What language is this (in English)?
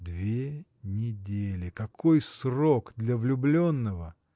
Russian